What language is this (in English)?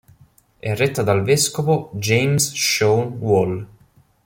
Italian